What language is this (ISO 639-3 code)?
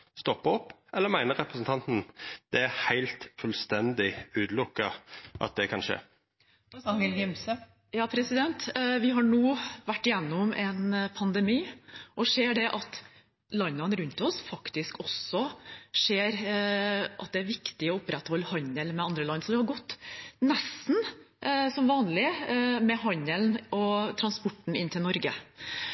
nor